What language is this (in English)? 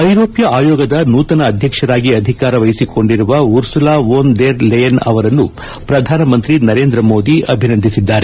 Kannada